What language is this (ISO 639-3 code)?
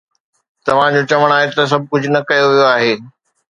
snd